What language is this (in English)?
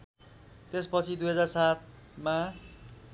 Nepali